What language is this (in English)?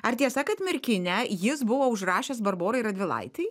Lithuanian